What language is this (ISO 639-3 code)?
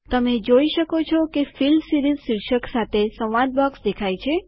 guj